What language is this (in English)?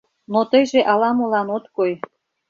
Mari